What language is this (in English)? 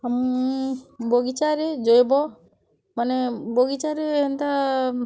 Odia